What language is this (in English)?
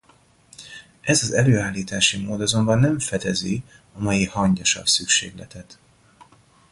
Hungarian